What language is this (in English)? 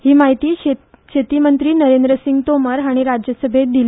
Konkani